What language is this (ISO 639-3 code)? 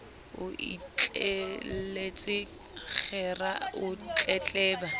sot